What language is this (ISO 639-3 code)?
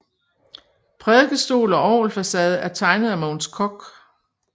dan